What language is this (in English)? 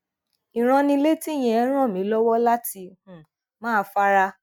Yoruba